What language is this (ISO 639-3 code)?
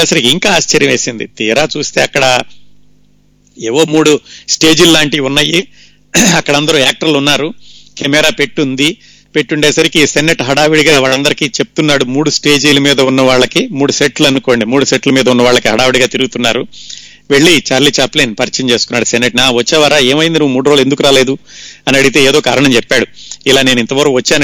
tel